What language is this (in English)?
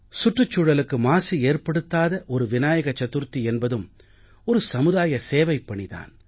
Tamil